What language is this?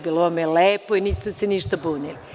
Serbian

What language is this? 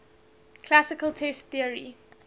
English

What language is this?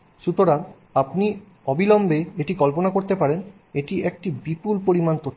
Bangla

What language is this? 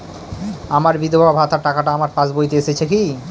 Bangla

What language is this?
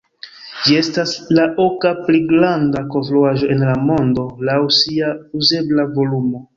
Esperanto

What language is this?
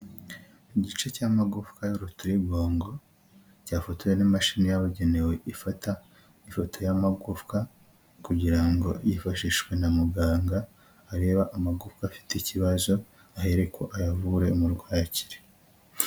Kinyarwanda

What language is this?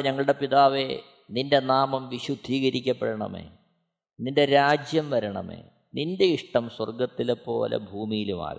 Malayalam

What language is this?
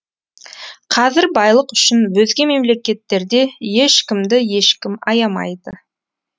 Kazakh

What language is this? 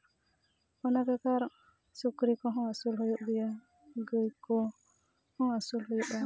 Santali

